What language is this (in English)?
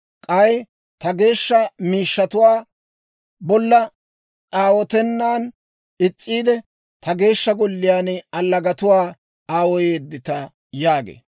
Dawro